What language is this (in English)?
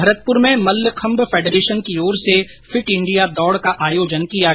Hindi